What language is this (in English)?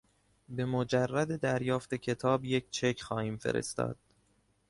Persian